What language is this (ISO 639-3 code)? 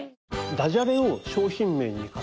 jpn